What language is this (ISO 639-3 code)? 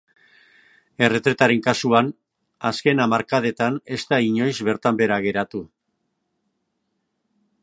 eus